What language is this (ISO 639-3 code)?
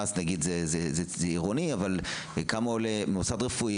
heb